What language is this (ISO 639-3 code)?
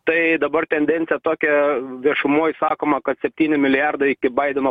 lit